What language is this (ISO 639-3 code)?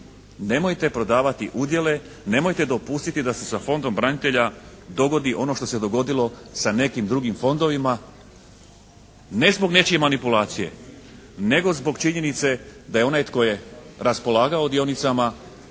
hrv